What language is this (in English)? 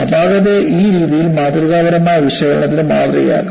Malayalam